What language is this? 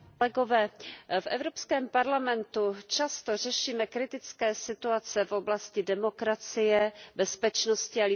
Czech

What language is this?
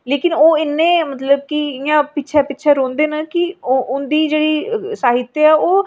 Dogri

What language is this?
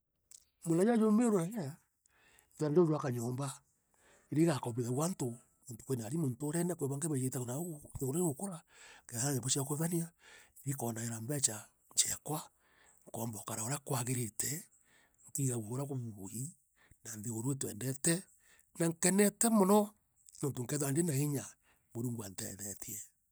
Meru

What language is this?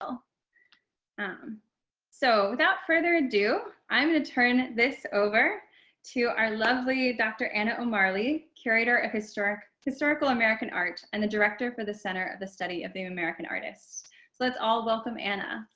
English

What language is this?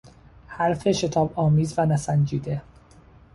Persian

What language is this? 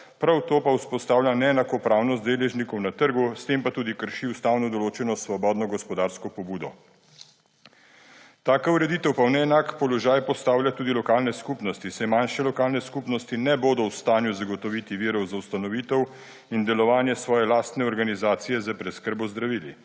Slovenian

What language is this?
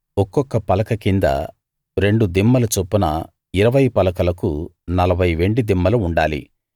Telugu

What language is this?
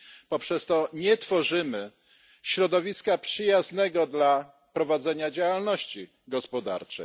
Polish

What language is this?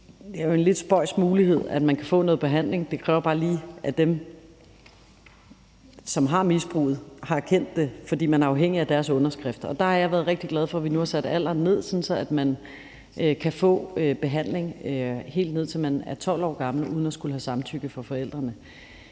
Danish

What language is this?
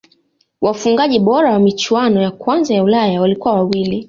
Swahili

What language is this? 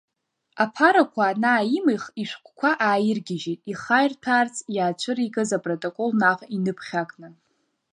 Abkhazian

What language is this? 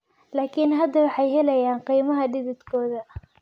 Somali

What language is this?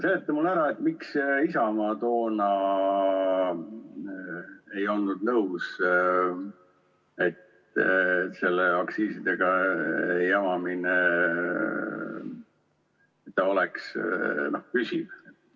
Estonian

